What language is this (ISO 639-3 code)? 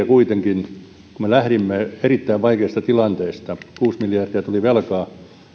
fin